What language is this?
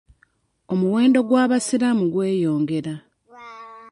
Ganda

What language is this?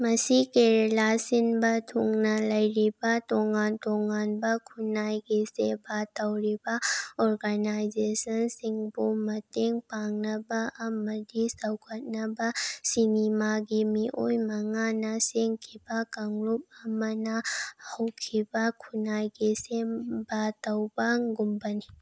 Manipuri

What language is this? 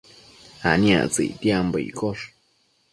Matsés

